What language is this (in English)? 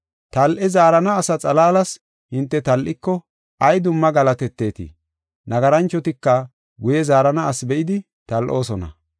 Gofa